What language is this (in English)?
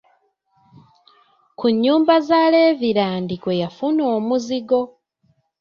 Ganda